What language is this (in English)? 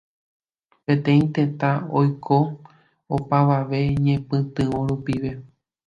Guarani